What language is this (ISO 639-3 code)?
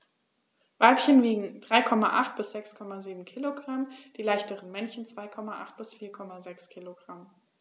deu